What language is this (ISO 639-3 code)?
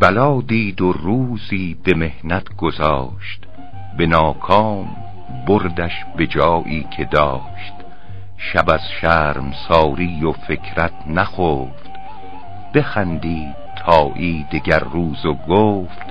fas